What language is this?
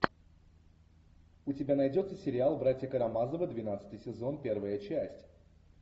Russian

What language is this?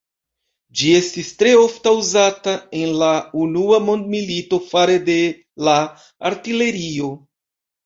Esperanto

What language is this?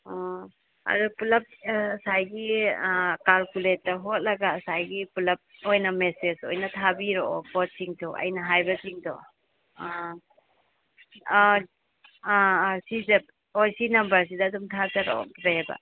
Manipuri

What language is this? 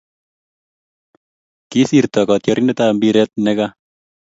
Kalenjin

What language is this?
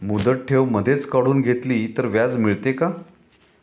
Marathi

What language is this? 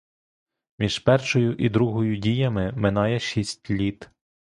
Ukrainian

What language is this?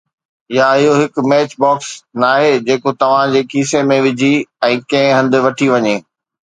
Sindhi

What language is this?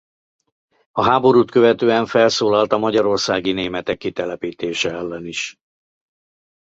Hungarian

